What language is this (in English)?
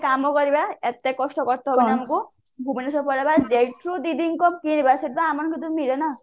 Odia